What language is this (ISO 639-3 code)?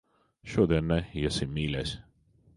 lav